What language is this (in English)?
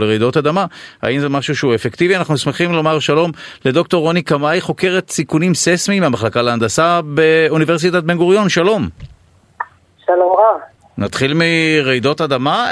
Hebrew